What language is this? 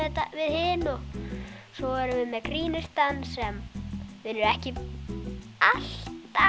Icelandic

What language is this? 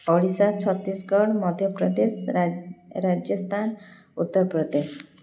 Odia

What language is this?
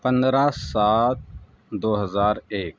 Urdu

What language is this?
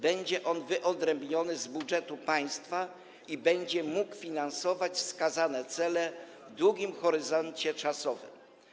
Polish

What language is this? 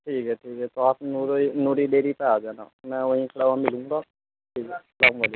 Urdu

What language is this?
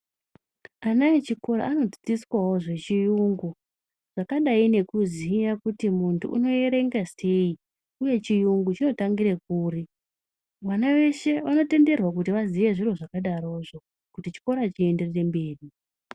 Ndau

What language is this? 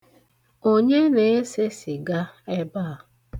Igbo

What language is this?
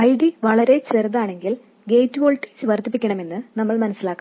Malayalam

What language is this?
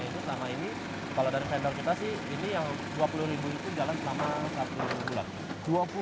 Indonesian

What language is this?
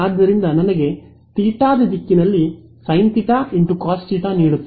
Kannada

